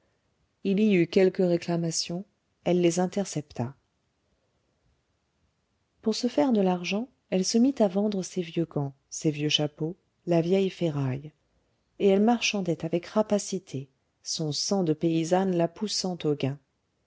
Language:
French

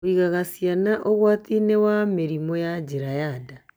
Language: Kikuyu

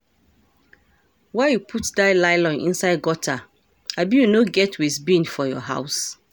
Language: Nigerian Pidgin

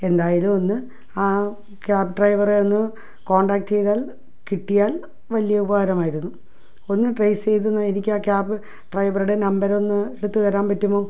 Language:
Malayalam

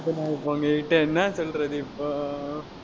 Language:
Tamil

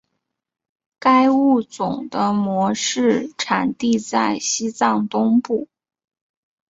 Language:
Chinese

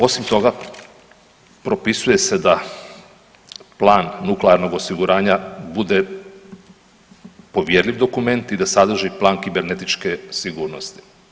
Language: Croatian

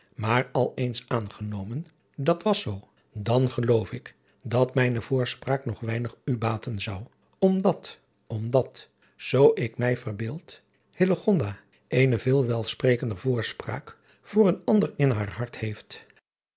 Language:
Dutch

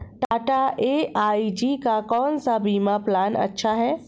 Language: Hindi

